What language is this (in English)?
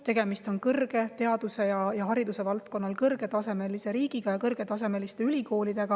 Estonian